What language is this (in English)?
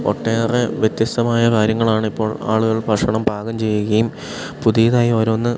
Malayalam